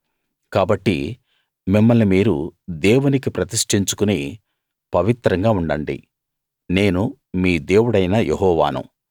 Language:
Telugu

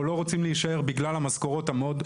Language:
Hebrew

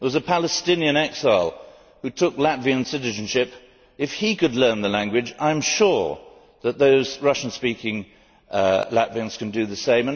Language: English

